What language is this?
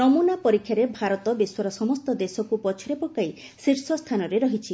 Odia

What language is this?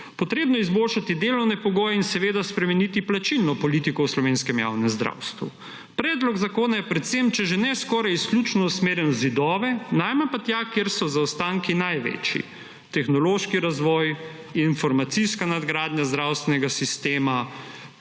Slovenian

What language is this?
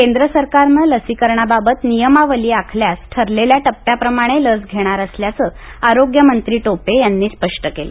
Marathi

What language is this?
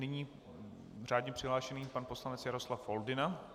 Czech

